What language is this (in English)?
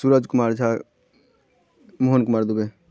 Maithili